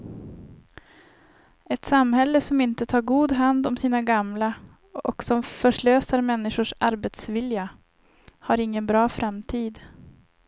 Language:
Swedish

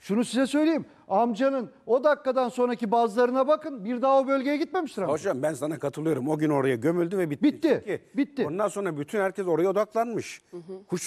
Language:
Turkish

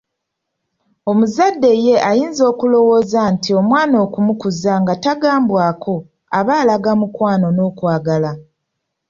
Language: Ganda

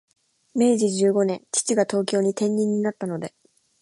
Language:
Japanese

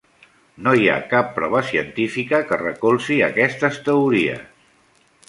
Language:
Catalan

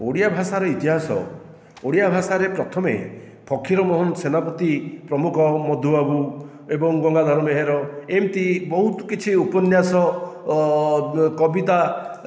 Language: Odia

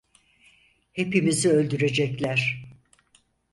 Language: Turkish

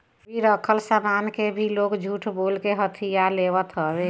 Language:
Bhojpuri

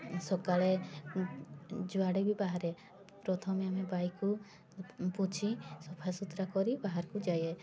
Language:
Odia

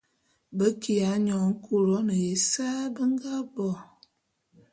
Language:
Bulu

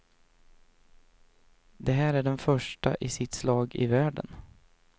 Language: Swedish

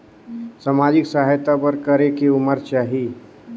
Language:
Chhattisgarhi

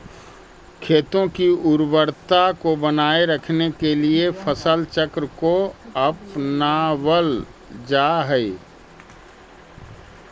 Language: Magahi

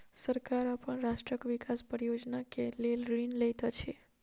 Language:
Maithili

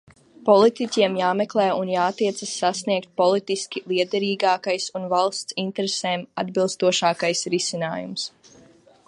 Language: Latvian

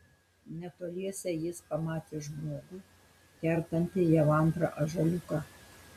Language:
Lithuanian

